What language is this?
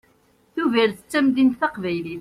Kabyle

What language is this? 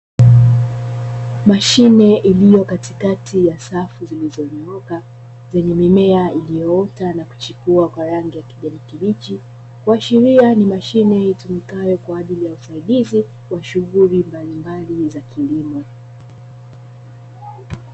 Swahili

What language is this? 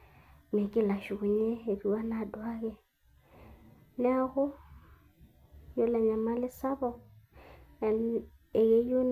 Masai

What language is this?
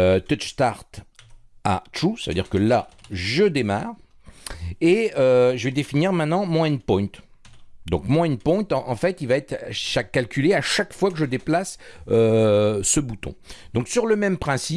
French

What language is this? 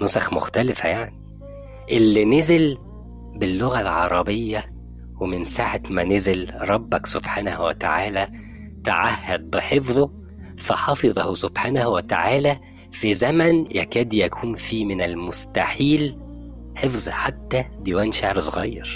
Arabic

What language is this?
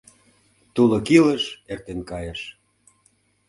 Mari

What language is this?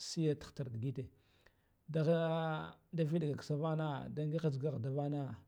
Guduf-Gava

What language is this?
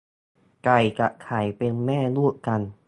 Thai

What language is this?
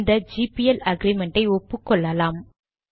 Tamil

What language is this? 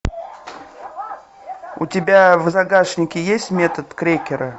Russian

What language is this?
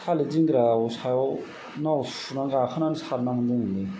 Bodo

